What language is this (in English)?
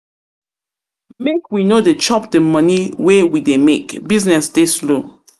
Nigerian Pidgin